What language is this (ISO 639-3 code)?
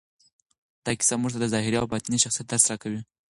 pus